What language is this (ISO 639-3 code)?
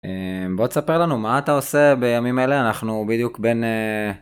heb